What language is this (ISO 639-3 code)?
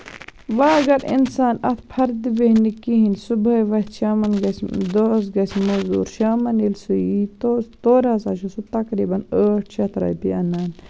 kas